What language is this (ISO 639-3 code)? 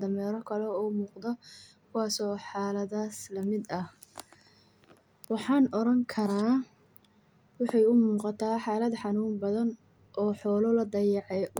som